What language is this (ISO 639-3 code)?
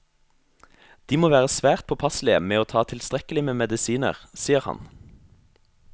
nor